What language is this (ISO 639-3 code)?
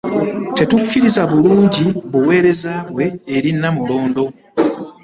lug